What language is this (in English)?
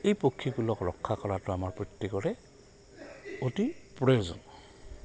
Assamese